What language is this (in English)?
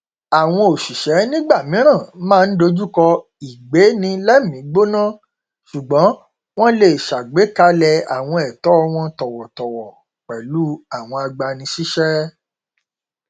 Yoruba